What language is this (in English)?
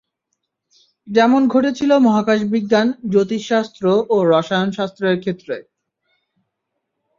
Bangla